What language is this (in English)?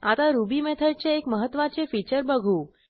Marathi